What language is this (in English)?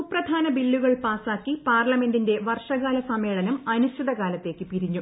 Malayalam